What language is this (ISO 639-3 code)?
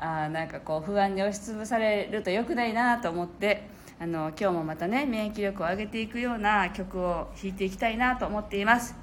jpn